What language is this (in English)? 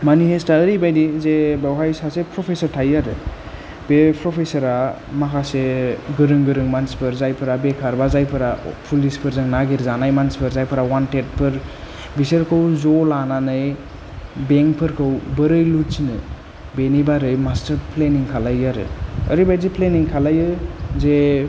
Bodo